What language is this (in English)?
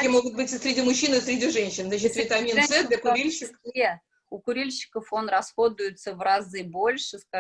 Russian